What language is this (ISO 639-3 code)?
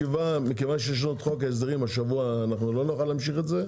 heb